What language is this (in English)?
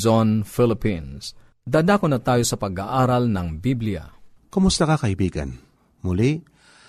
Filipino